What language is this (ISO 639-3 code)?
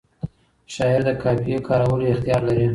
pus